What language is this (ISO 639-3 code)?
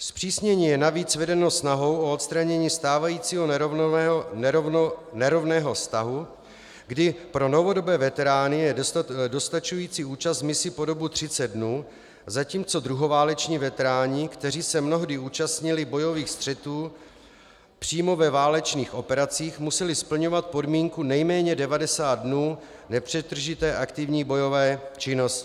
ces